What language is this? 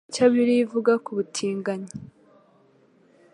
Kinyarwanda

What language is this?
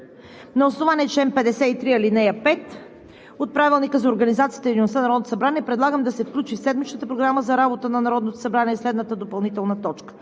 Bulgarian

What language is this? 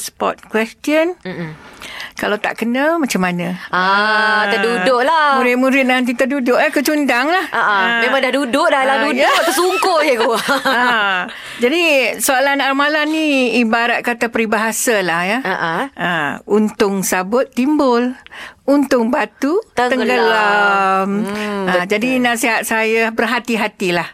Malay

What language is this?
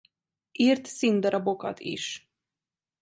Hungarian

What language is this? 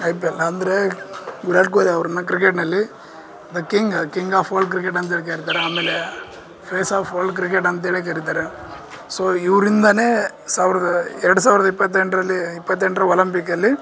Kannada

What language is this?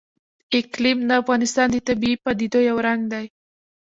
Pashto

